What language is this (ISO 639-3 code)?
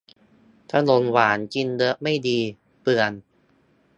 tha